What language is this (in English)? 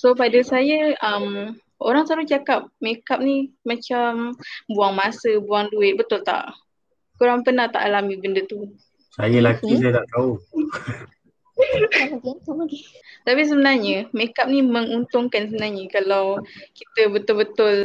Malay